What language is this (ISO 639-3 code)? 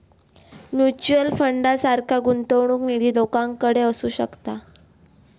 mar